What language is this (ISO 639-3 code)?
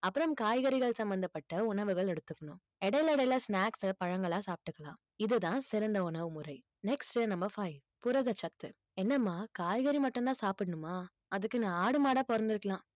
tam